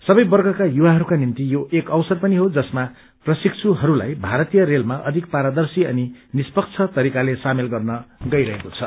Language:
Nepali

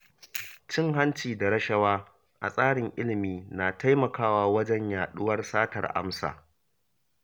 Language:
Hausa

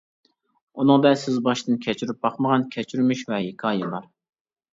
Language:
Uyghur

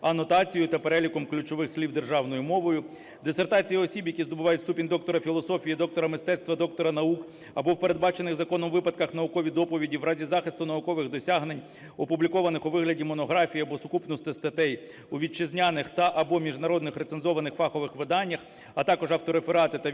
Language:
Ukrainian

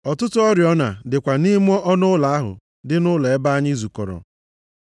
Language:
Igbo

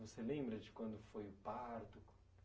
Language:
Portuguese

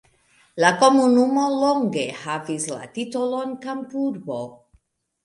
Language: Esperanto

